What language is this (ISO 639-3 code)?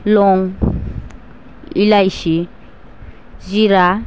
brx